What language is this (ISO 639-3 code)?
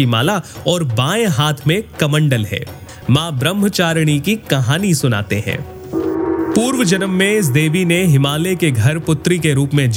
hin